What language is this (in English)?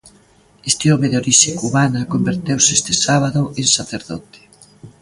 Galician